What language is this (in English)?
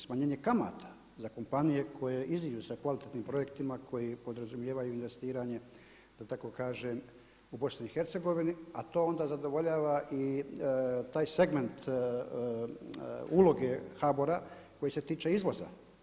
Croatian